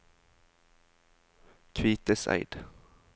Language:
Norwegian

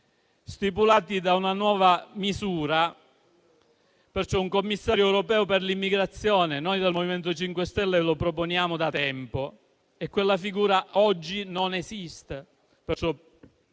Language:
Italian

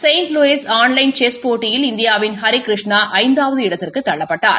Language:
Tamil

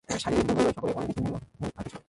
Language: Bangla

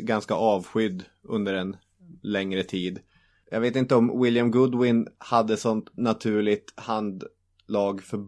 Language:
Swedish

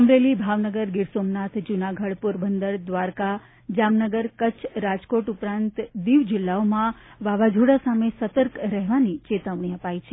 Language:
Gujarati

